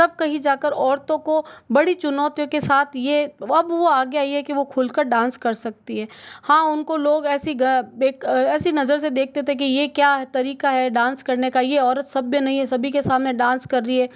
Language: Hindi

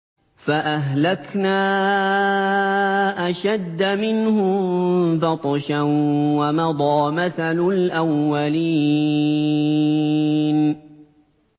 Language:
Arabic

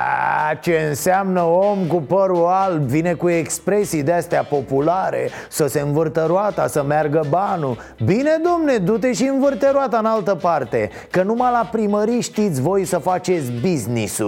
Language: Romanian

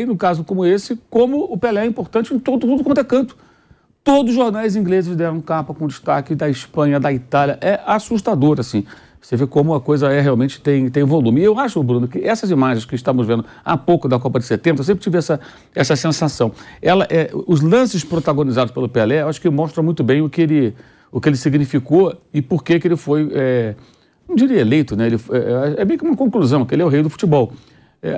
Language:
Portuguese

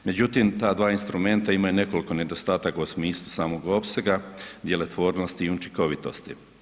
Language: Croatian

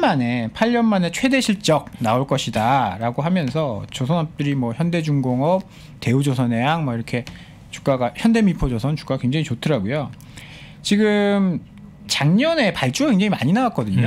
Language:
Korean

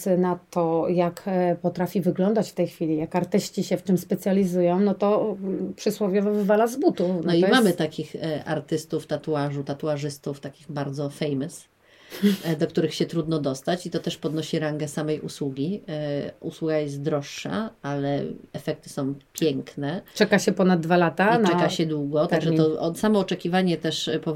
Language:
Polish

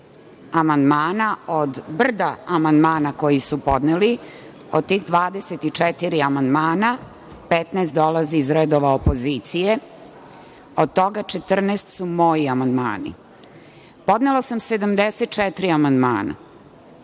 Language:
Serbian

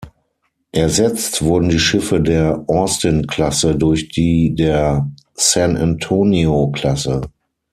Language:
German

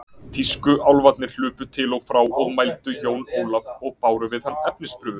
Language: Icelandic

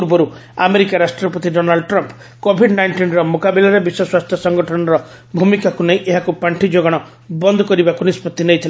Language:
Odia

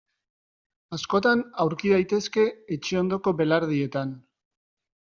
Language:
Basque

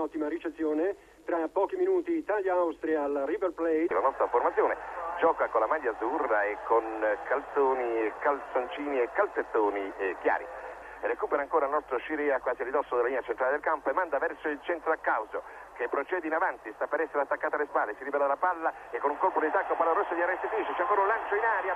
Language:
Italian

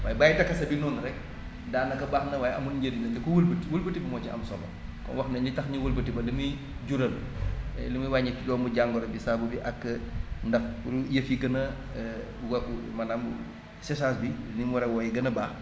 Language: Wolof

